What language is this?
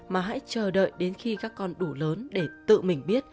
Vietnamese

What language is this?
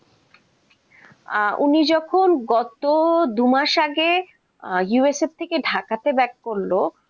Bangla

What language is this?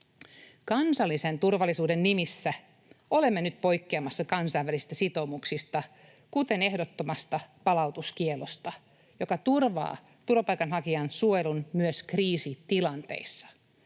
Finnish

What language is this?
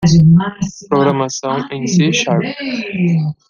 Portuguese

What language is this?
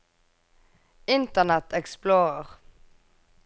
Norwegian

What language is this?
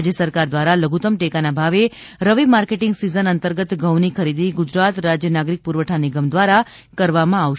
Gujarati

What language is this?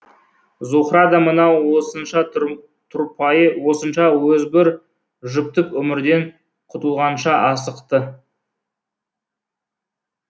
Kazakh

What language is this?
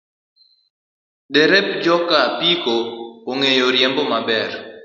Luo (Kenya and Tanzania)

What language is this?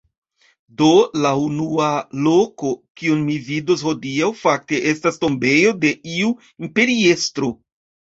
Esperanto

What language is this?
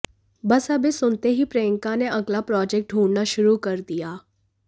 Hindi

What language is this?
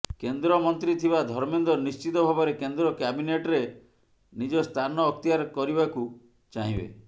Odia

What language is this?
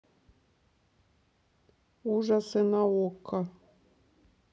Russian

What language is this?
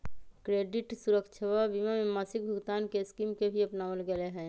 Magahi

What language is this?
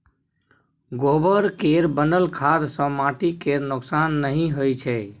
Maithili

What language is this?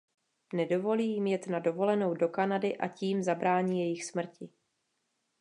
Czech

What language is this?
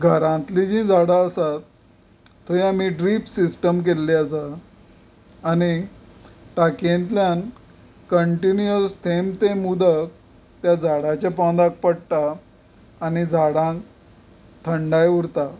Konkani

